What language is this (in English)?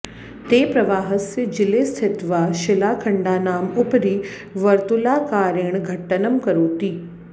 Sanskrit